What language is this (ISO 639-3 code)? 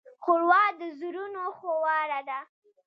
pus